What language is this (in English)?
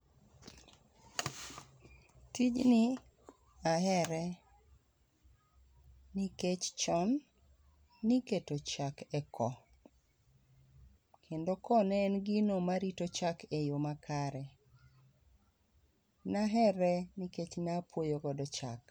Luo (Kenya and Tanzania)